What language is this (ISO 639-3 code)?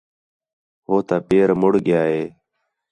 xhe